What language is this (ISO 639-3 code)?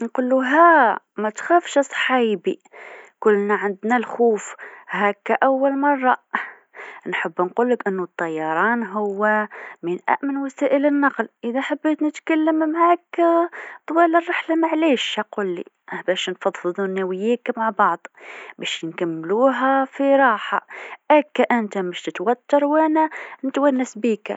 aeb